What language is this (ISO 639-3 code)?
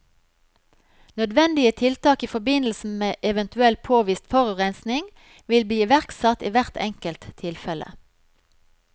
nor